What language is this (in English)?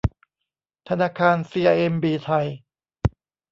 Thai